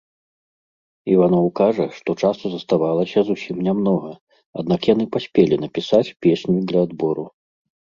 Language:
Belarusian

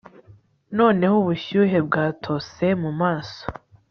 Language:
Kinyarwanda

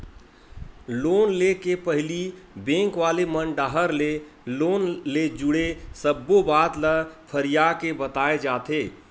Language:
Chhattisgarhi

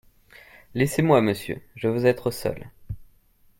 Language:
French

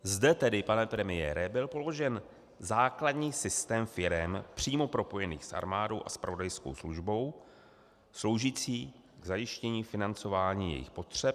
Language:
Czech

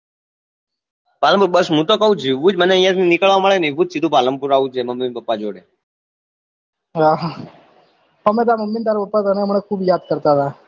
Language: Gujarati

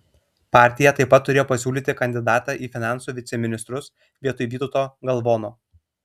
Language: Lithuanian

